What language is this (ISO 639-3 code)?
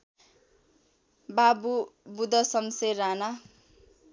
nep